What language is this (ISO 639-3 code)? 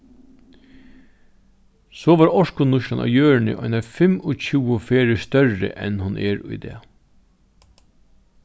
fao